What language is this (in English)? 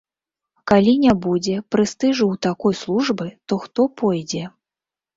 Belarusian